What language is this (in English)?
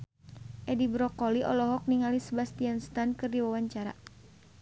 Sundanese